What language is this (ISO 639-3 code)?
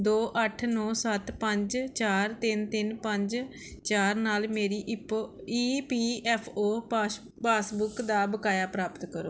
pan